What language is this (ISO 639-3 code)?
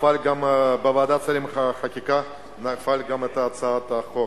heb